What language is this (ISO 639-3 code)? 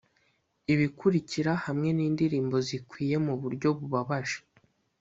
kin